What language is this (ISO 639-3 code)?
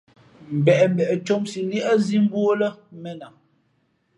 fmp